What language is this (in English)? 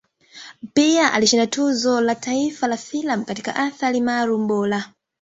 Swahili